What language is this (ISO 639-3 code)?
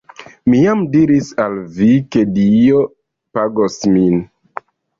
epo